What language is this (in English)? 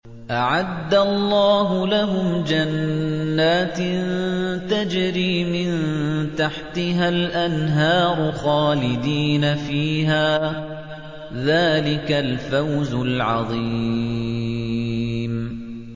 Arabic